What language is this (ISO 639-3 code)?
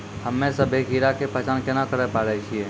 mai